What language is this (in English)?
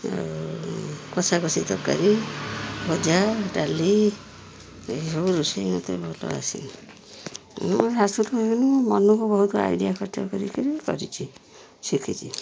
Odia